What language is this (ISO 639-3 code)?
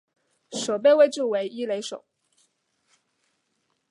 zho